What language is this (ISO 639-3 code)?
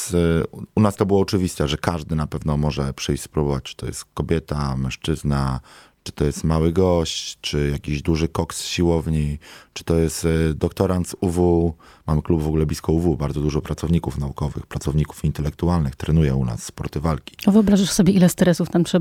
pol